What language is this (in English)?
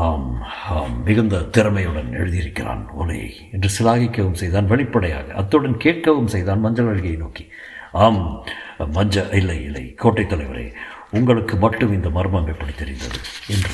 Tamil